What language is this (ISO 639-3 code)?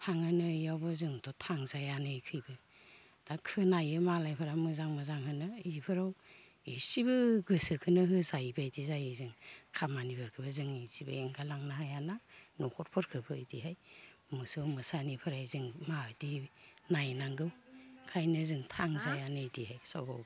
brx